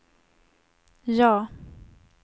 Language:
Swedish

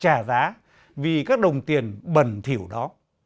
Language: Vietnamese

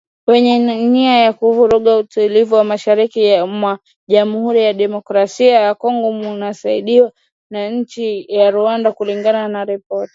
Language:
Swahili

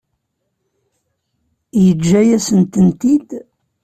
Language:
Kabyle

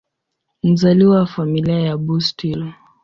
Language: Swahili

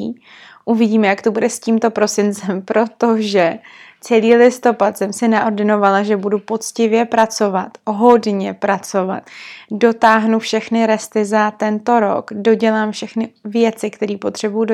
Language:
Czech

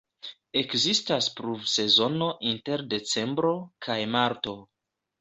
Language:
Esperanto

